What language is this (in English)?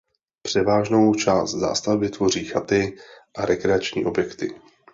Czech